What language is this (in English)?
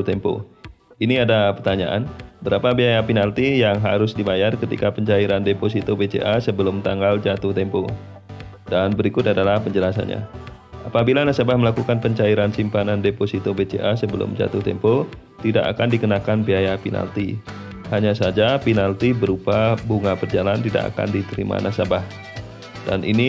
Indonesian